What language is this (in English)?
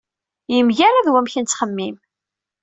Kabyle